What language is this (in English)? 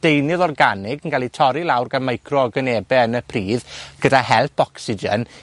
Welsh